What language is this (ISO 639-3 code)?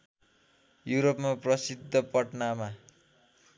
nep